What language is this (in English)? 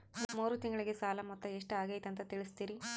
Kannada